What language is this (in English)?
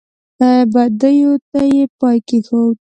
Pashto